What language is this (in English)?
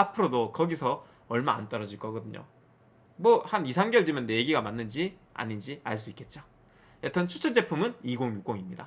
Korean